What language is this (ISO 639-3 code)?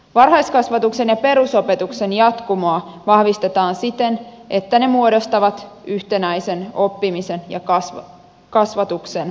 fin